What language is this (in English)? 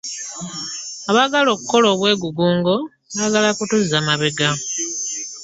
Ganda